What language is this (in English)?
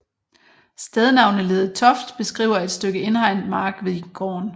Danish